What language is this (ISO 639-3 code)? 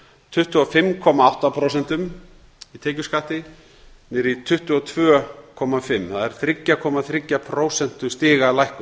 isl